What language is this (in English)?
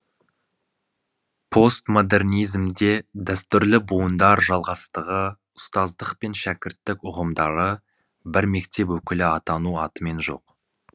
Kazakh